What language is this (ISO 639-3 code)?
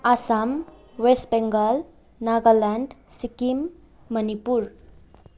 nep